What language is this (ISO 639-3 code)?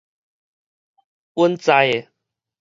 nan